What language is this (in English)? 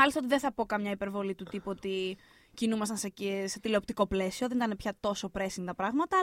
Greek